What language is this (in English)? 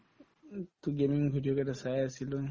Assamese